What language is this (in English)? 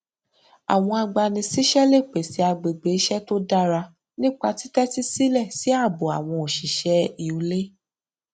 Yoruba